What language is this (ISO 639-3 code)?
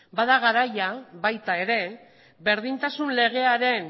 eus